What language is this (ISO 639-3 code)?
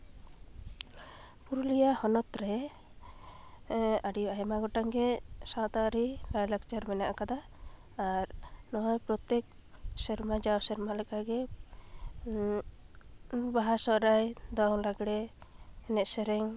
sat